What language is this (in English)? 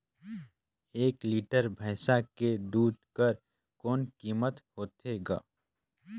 Chhattisgarhi